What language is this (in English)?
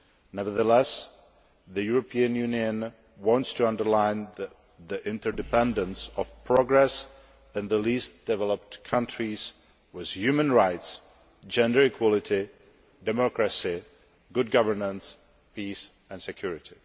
English